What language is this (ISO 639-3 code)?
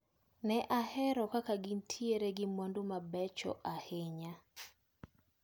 luo